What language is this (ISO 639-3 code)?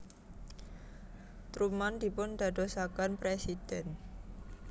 jav